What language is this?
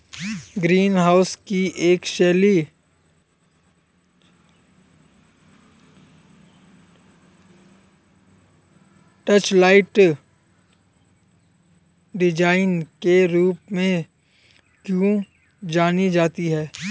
Hindi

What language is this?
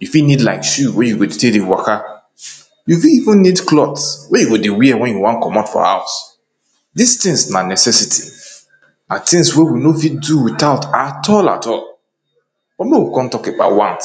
Nigerian Pidgin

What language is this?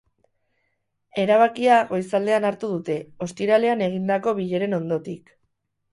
Basque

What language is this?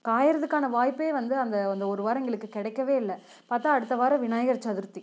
Tamil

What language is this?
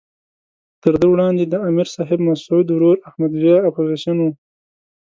Pashto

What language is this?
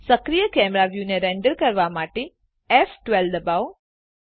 Gujarati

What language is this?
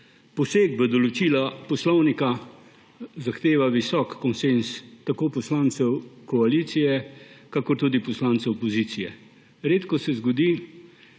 Slovenian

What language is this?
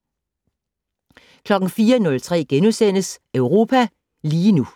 Danish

